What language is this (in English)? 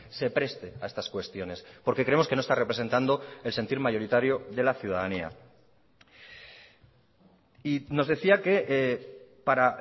Spanish